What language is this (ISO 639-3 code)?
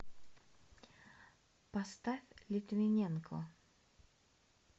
rus